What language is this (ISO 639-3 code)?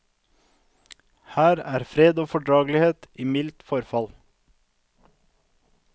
nor